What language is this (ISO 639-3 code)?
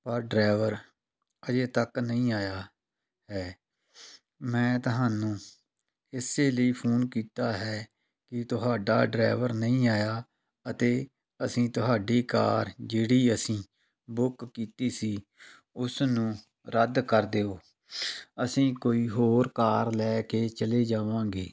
pan